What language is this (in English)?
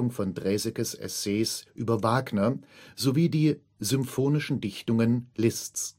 German